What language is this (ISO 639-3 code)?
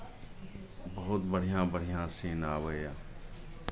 mai